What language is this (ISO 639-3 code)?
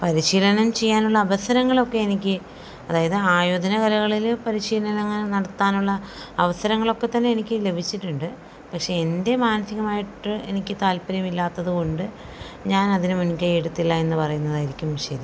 mal